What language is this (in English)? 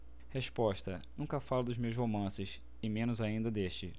Portuguese